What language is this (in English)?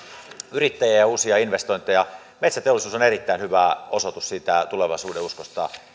Finnish